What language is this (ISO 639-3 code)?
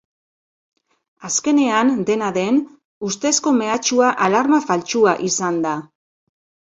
eus